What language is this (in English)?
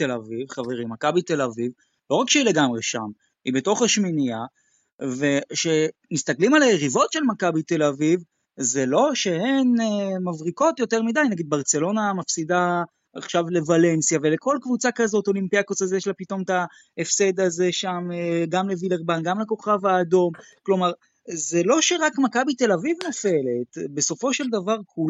Hebrew